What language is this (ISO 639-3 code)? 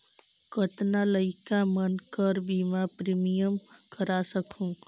hne